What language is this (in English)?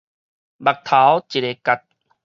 Min Nan Chinese